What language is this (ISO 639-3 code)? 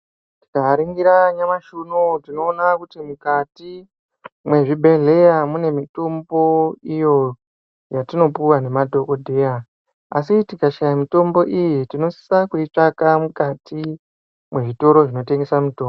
ndc